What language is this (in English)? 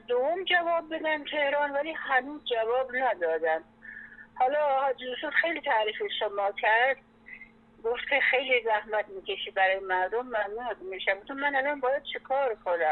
Persian